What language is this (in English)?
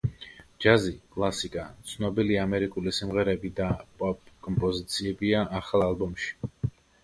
Georgian